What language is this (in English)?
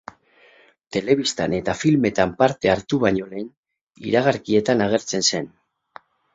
Basque